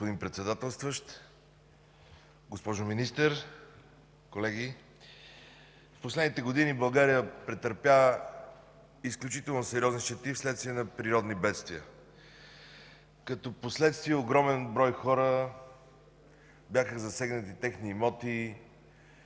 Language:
Bulgarian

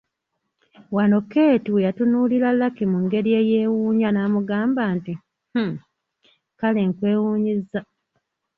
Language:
Ganda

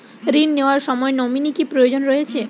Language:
Bangla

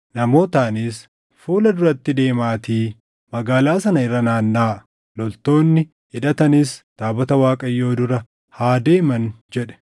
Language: Oromo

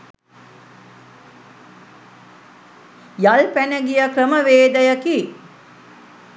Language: Sinhala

